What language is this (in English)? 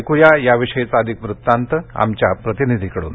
Marathi